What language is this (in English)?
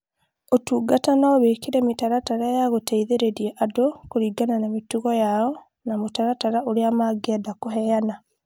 Kikuyu